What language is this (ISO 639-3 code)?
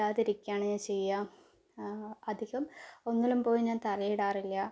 mal